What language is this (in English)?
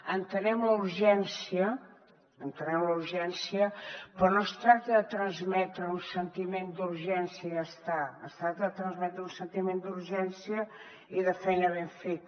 Catalan